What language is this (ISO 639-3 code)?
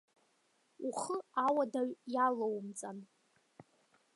abk